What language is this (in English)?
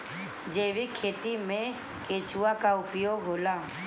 Bhojpuri